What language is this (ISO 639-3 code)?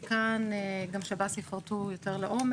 heb